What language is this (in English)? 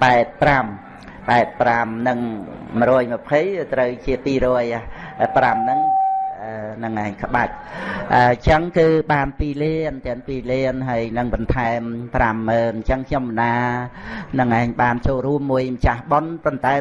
Vietnamese